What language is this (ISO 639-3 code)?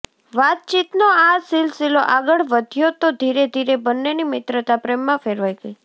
guj